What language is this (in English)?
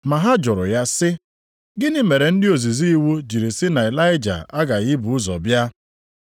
Igbo